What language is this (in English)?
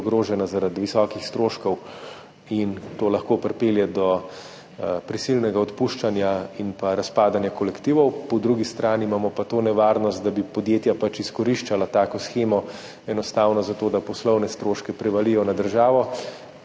Slovenian